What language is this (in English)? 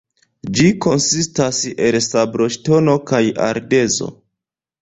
Esperanto